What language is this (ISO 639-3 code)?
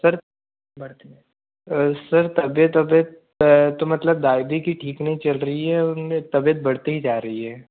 hin